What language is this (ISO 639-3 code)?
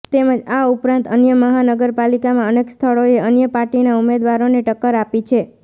guj